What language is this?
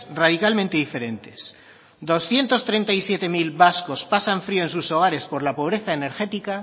Spanish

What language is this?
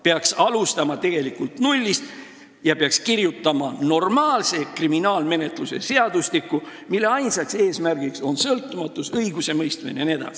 Estonian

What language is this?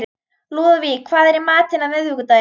Icelandic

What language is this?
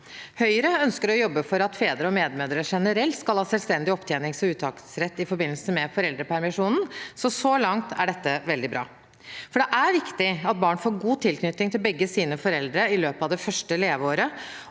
Norwegian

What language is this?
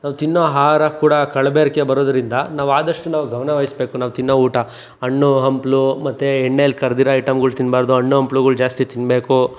Kannada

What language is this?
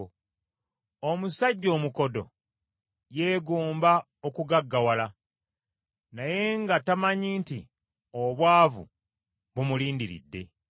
Ganda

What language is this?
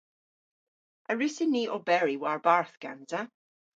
Cornish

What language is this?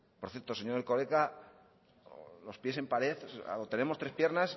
Spanish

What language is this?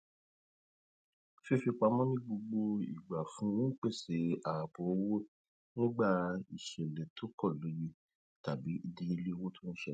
Yoruba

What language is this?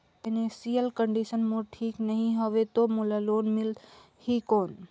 Chhattisgarhi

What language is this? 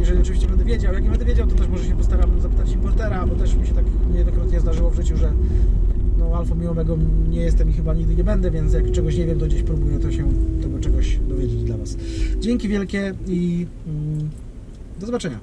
Polish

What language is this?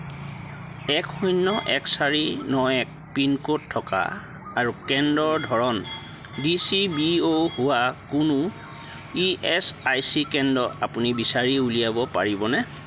Assamese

